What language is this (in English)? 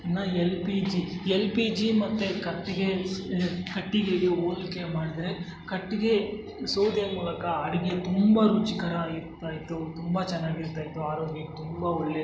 Kannada